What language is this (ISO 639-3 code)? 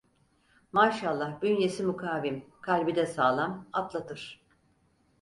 tur